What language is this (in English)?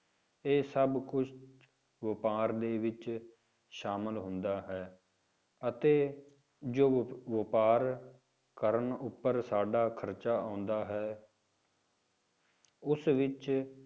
Punjabi